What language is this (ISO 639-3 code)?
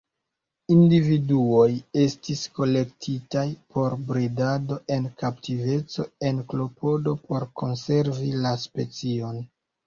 epo